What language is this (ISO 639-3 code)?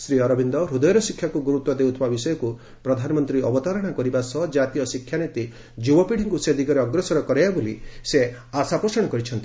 ori